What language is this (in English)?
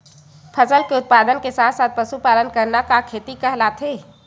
Chhattisgarhi